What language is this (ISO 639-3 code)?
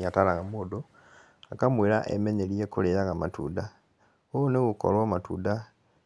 kik